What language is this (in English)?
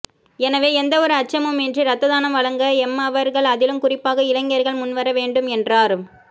Tamil